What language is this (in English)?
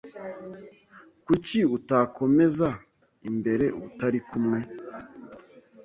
Kinyarwanda